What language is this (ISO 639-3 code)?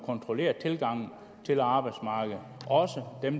dan